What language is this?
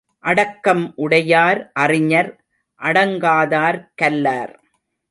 Tamil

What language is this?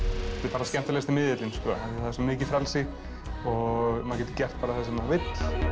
Icelandic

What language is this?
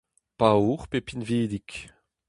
Breton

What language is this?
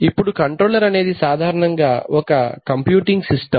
Telugu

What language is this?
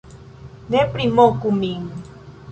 Esperanto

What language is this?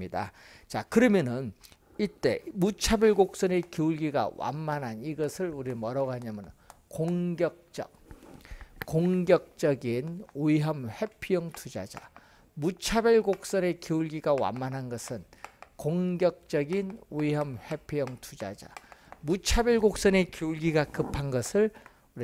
Korean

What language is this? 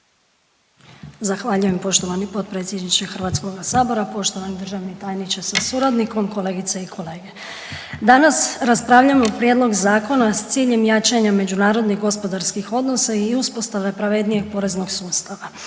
Croatian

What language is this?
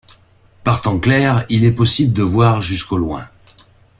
French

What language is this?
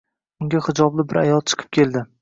Uzbek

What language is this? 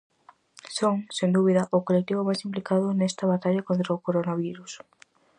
Galician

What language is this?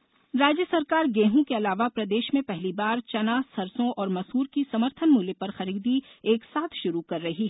Hindi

